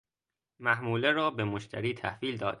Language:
Persian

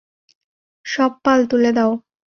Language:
Bangla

